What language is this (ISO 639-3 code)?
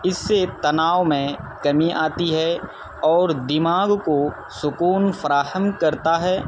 urd